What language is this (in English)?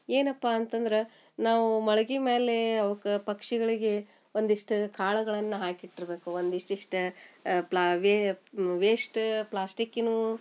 Kannada